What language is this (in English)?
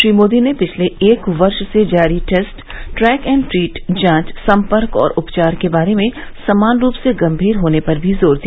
Hindi